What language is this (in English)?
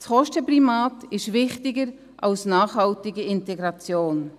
Swiss German